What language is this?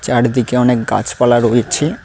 Bangla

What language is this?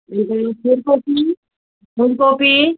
Nepali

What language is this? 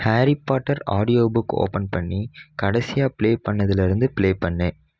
Tamil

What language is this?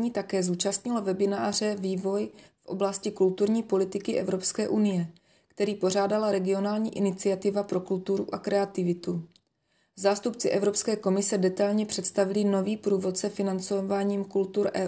Czech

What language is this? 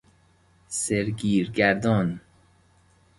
Persian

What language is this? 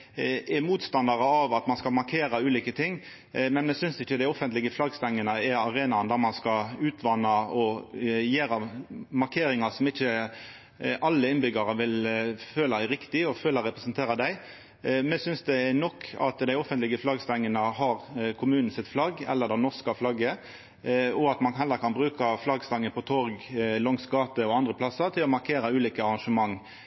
Norwegian Nynorsk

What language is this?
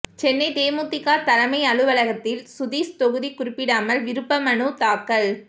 Tamil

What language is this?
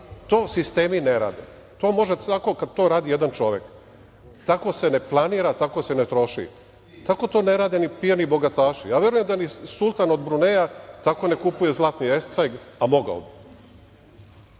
Serbian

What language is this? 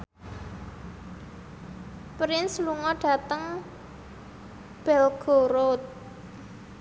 Javanese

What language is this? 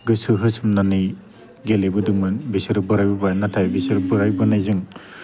Bodo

